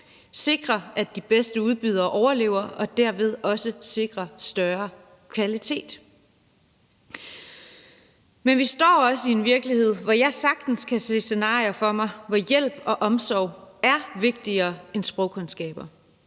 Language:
Danish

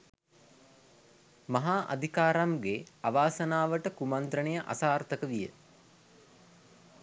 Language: Sinhala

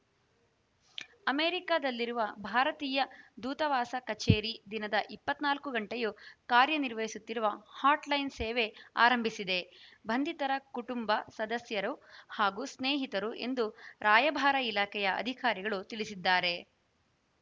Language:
Kannada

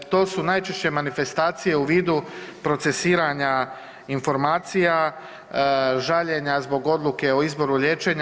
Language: Croatian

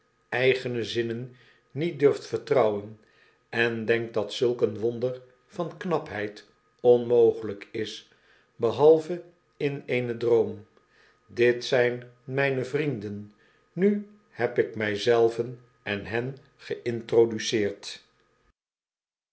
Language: Dutch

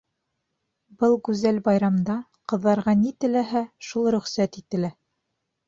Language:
Bashkir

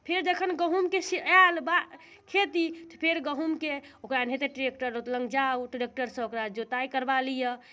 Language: Maithili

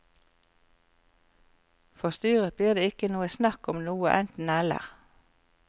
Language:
Norwegian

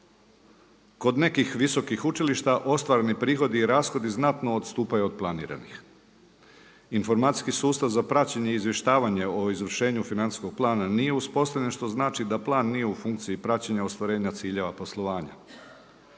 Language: Croatian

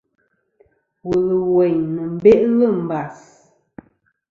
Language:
Kom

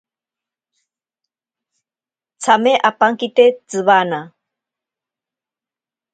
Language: Ashéninka Perené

